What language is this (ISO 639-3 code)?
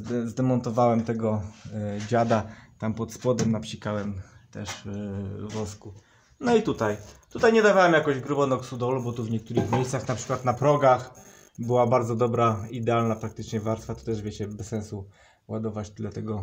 pol